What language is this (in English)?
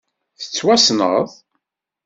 Kabyle